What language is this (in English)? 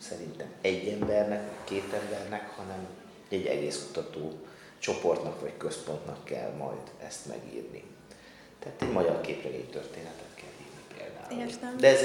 Hungarian